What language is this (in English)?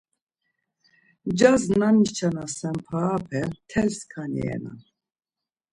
Laz